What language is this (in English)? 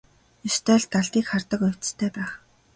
Mongolian